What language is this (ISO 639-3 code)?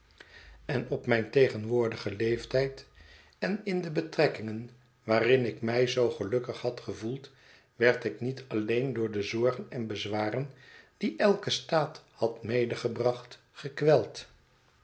nld